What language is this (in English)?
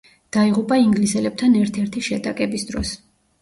Georgian